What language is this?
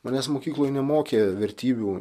Lithuanian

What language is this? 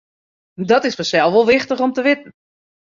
Western Frisian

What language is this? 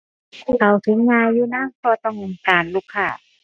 Thai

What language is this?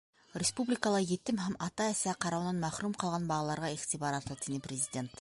Bashkir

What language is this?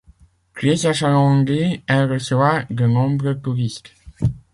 French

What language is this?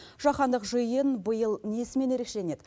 Kazakh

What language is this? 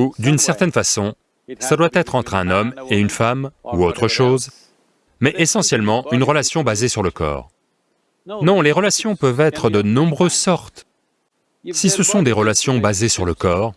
French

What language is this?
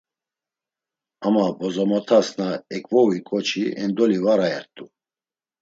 Laz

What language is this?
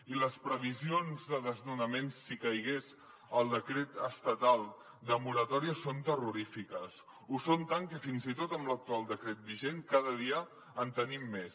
Catalan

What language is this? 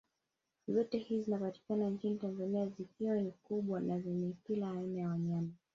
Swahili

